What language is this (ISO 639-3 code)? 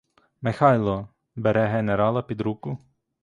ukr